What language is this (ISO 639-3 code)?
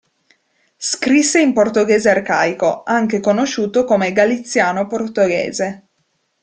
ita